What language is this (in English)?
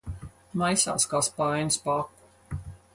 Latvian